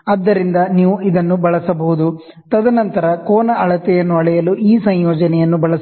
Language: Kannada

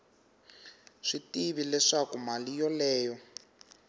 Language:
Tsonga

